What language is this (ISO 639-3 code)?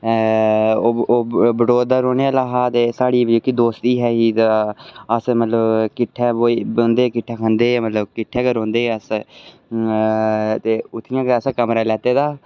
doi